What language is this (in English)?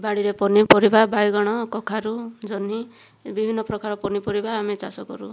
Odia